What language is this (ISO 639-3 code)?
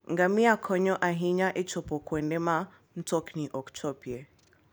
luo